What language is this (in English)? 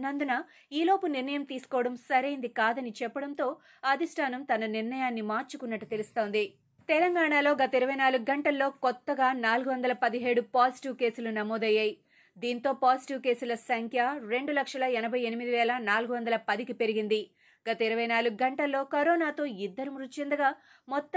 Telugu